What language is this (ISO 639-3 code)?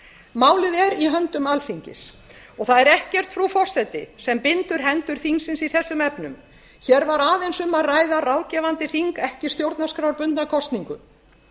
isl